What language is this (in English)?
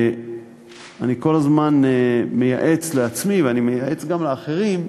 Hebrew